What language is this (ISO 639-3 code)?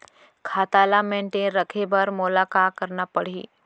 hne